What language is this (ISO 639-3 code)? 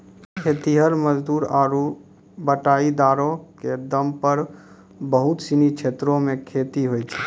mai